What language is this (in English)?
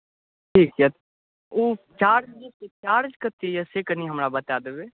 Maithili